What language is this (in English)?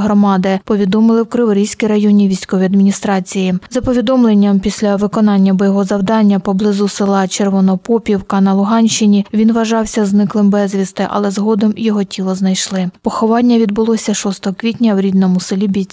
Ukrainian